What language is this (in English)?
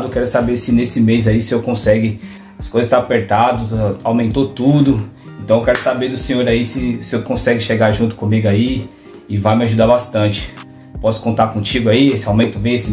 Portuguese